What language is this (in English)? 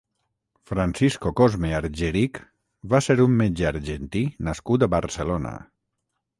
Catalan